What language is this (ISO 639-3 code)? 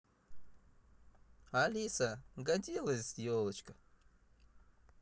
rus